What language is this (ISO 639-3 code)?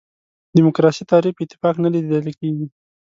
pus